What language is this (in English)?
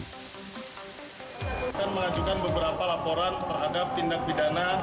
Indonesian